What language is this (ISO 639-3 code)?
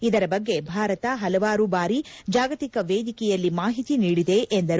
kan